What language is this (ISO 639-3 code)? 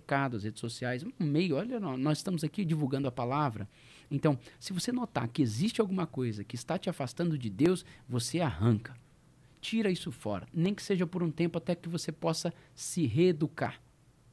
por